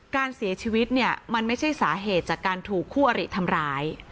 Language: Thai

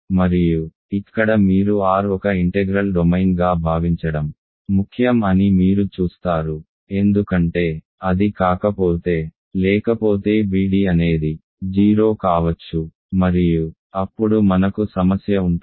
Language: Telugu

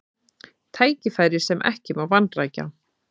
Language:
Icelandic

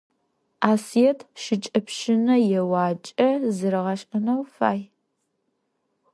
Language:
Adyghe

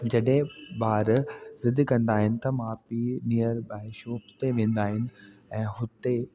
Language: Sindhi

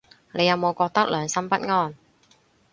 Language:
Cantonese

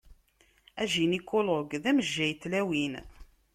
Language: Kabyle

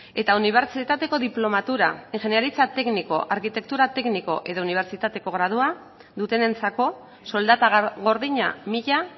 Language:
Basque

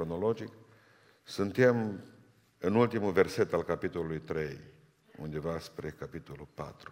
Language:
Romanian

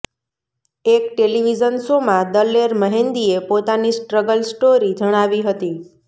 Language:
Gujarati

